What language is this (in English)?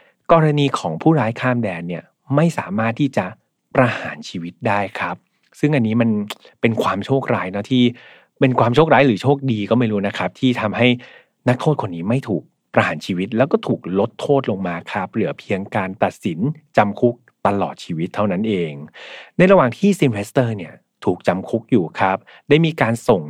Thai